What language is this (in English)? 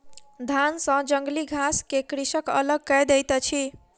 Maithili